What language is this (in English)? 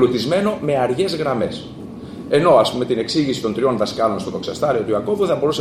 Greek